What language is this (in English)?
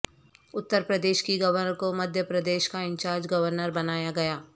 Urdu